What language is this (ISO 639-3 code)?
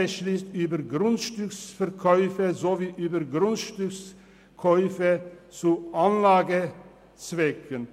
gsw